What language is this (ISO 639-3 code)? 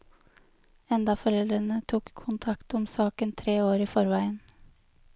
nor